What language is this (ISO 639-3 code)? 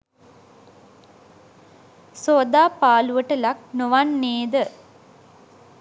sin